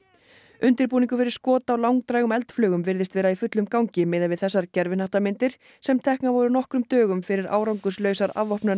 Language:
Icelandic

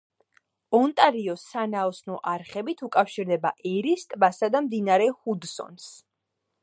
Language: Georgian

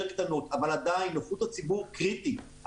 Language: Hebrew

